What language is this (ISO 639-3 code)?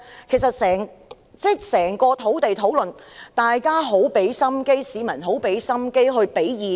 yue